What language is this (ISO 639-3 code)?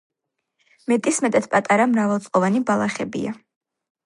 kat